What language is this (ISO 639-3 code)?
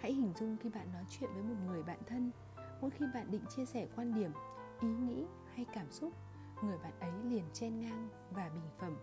vie